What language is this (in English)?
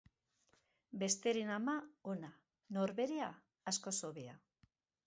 Basque